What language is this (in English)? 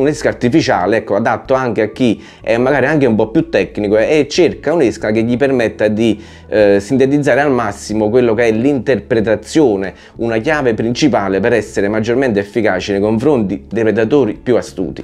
Italian